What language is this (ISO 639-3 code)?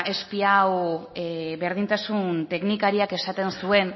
eus